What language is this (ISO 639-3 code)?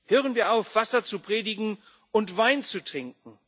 deu